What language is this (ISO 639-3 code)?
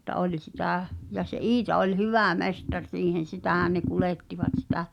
fin